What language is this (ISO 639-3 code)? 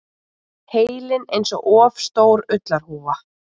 isl